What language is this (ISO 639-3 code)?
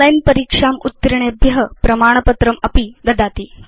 san